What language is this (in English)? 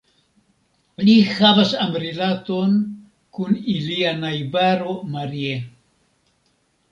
Esperanto